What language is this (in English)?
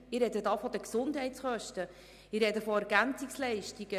Swiss German